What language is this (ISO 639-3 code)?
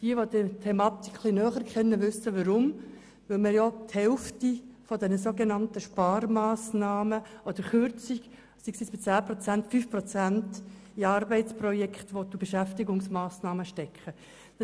gsw